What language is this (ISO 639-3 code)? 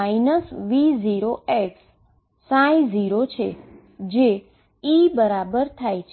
guj